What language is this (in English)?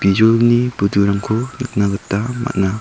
Garo